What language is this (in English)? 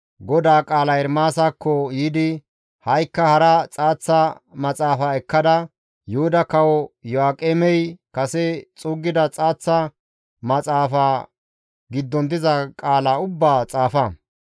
Gamo